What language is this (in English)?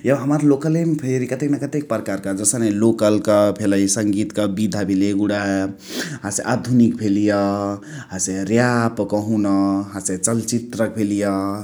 Chitwania Tharu